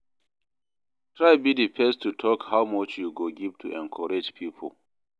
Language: Nigerian Pidgin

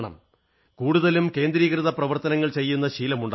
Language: Malayalam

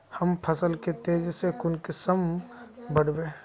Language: Magahi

